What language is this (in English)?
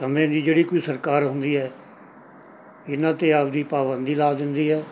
Punjabi